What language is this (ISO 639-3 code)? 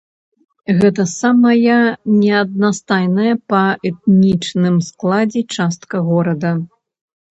bel